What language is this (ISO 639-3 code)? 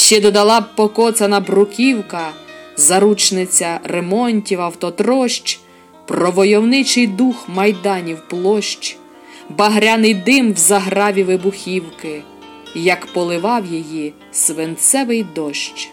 ukr